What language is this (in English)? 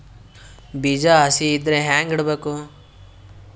Kannada